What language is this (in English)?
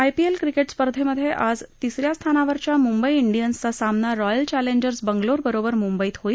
Marathi